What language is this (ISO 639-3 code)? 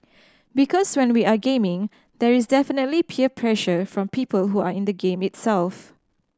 eng